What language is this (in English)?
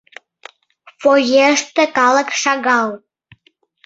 Mari